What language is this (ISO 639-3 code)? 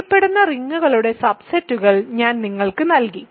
mal